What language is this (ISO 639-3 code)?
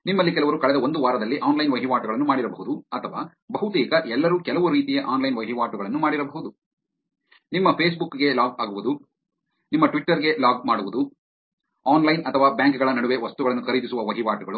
kan